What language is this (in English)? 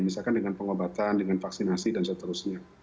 Indonesian